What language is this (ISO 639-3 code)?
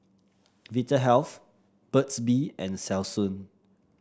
eng